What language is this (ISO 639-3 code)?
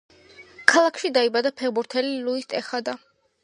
kat